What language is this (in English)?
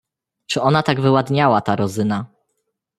Polish